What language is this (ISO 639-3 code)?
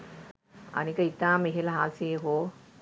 sin